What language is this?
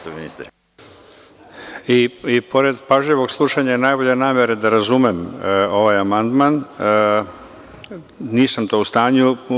Serbian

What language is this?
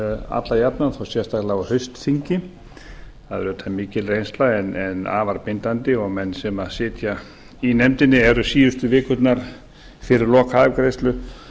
Icelandic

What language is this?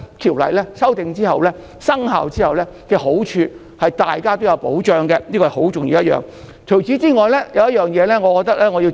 Cantonese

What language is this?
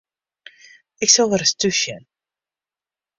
Western Frisian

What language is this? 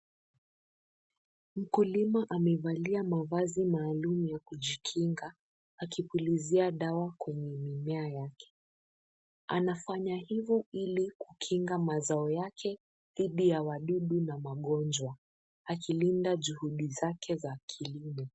Swahili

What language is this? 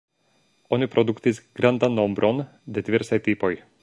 Esperanto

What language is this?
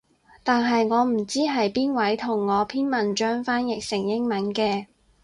Cantonese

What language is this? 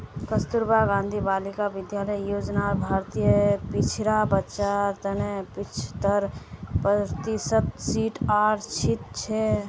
Magahi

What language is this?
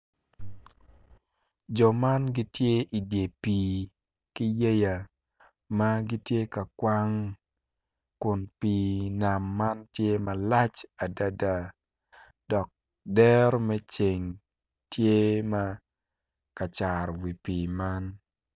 Acoli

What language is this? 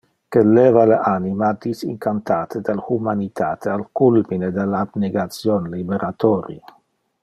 Interlingua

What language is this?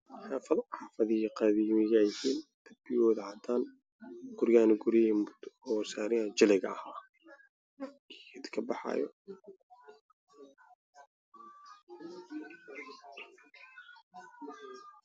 Somali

